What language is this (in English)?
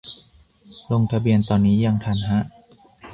Thai